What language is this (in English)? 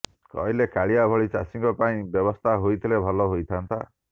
Odia